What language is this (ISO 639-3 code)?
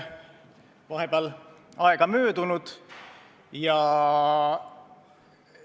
est